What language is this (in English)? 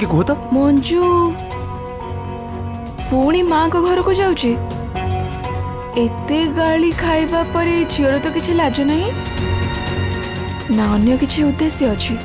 Hindi